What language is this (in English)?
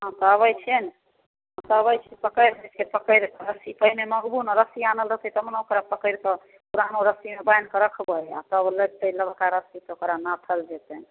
Maithili